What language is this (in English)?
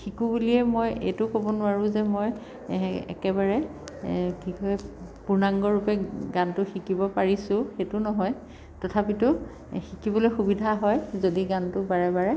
Assamese